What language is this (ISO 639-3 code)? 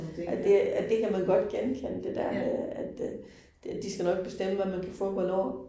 dan